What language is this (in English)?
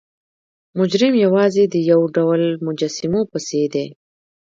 Pashto